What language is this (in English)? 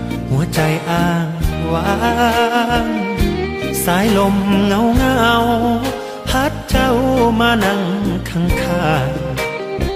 Thai